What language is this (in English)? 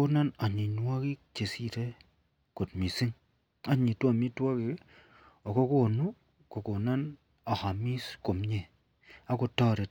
Kalenjin